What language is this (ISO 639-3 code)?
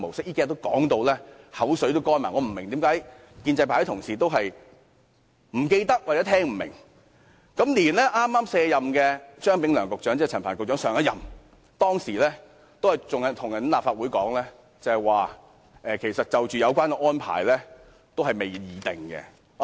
yue